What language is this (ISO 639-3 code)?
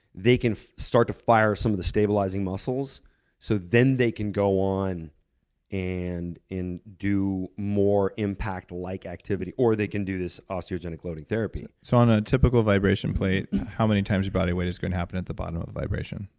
eng